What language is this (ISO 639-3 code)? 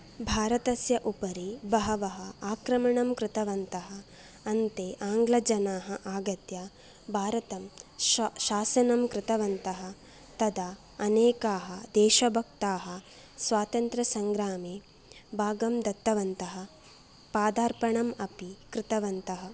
san